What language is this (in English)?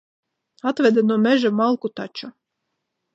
Latvian